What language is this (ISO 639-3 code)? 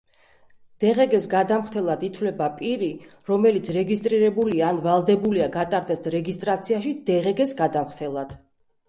kat